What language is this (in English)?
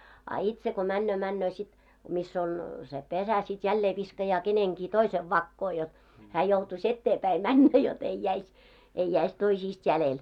Finnish